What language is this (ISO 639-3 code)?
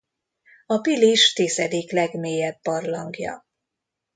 hun